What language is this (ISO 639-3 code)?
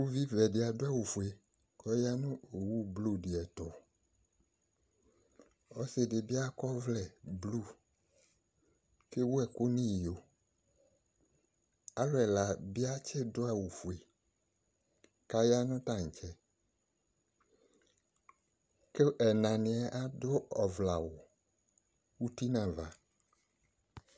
kpo